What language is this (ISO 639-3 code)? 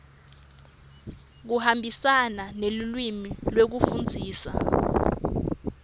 ssw